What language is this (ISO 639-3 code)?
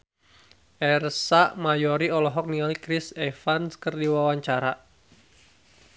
sun